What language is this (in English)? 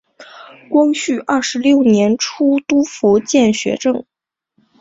Chinese